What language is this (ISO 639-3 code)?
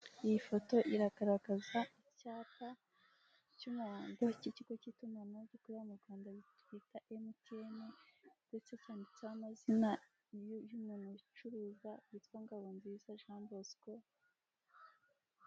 kin